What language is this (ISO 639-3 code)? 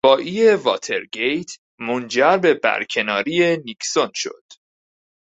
fas